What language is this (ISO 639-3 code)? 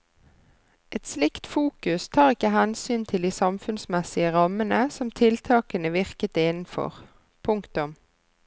nor